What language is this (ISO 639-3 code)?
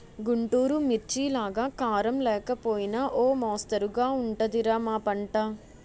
tel